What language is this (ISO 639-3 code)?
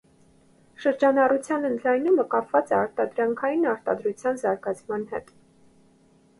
hye